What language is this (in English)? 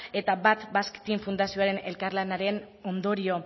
Basque